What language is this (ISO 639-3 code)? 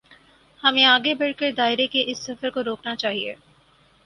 urd